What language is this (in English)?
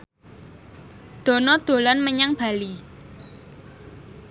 Javanese